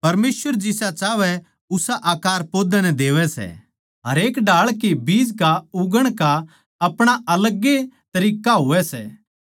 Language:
Haryanvi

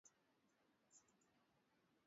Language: Swahili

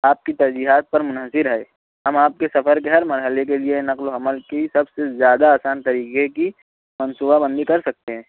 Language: Urdu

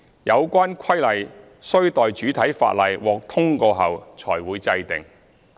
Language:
Cantonese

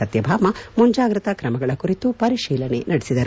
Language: Kannada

